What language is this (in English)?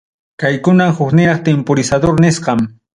Ayacucho Quechua